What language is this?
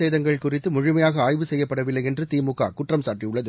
Tamil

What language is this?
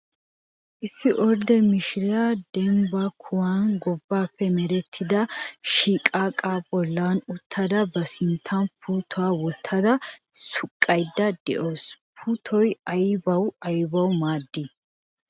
Wolaytta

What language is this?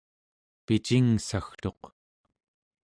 Central Yupik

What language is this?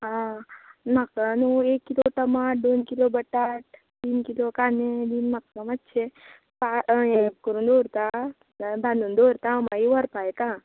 Konkani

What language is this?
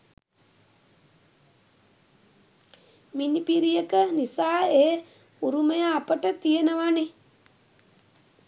Sinhala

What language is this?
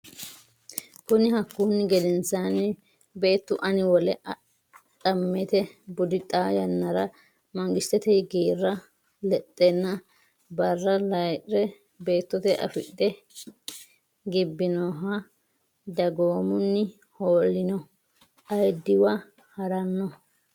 Sidamo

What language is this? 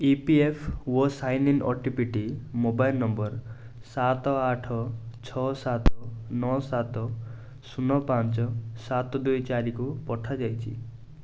Odia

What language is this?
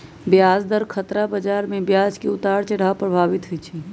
Magahi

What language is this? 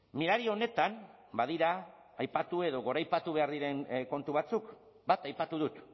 Basque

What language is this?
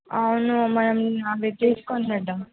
Telugu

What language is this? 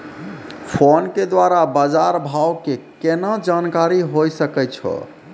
Maithili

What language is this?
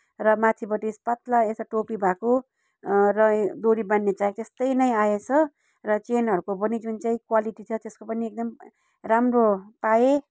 Nepali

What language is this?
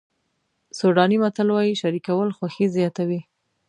Pashto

